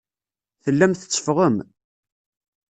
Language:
Kabyle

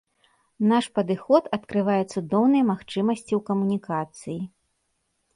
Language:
Belarusian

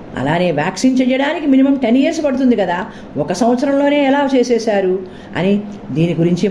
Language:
Telugu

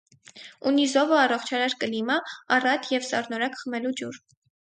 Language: Armenian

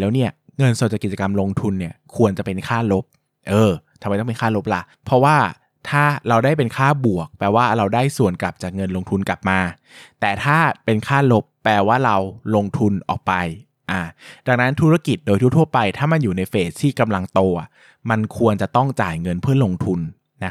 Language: Thai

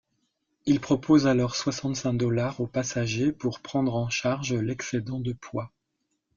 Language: French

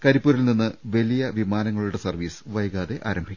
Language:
Malayalam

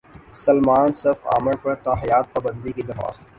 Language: Urdu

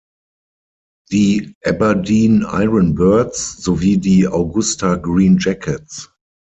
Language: German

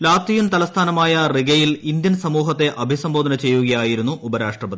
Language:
Malayalam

